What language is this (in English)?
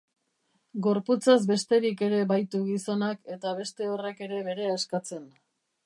Basque